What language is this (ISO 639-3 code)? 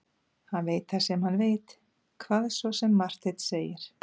isl